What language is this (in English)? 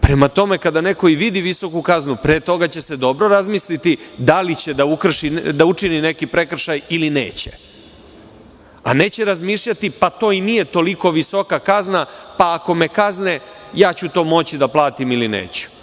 Serbian